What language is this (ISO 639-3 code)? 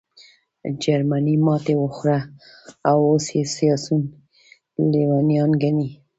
pus